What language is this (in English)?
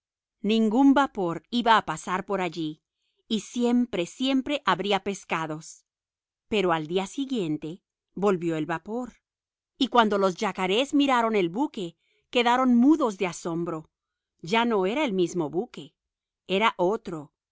Spanish